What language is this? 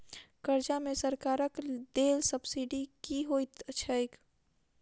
Maithili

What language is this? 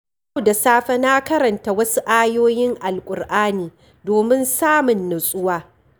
Hausa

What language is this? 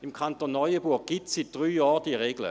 Swiss German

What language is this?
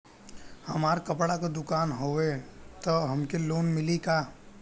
Bhojpuri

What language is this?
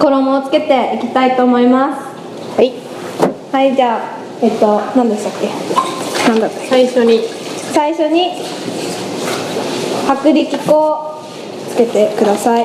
Japanese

